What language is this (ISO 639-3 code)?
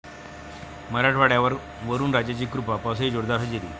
mar